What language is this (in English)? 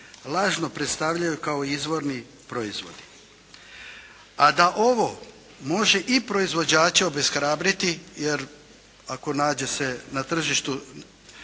Croatian